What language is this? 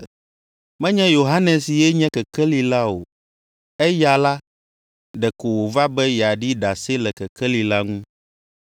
Ewe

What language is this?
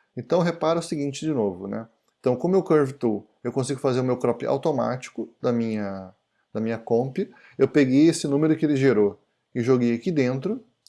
Portuguese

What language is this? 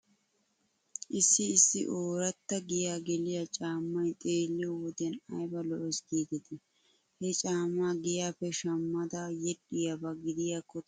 Wolaytta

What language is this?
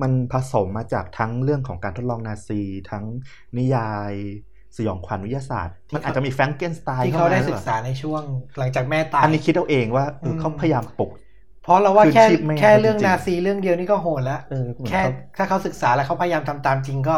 Thai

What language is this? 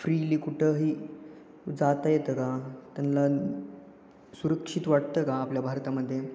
Marathi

